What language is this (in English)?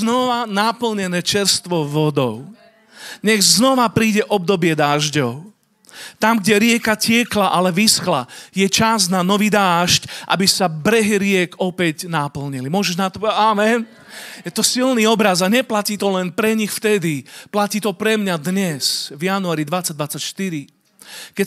Slovak